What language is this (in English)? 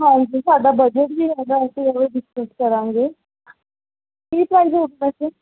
Punjabi